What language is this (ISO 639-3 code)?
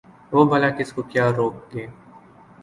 urd